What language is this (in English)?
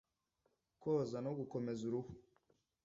Kinyarwanda